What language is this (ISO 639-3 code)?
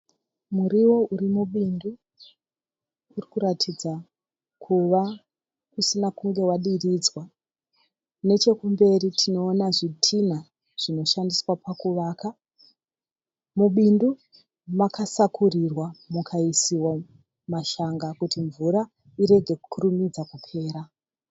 sna